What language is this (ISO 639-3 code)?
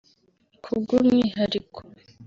kin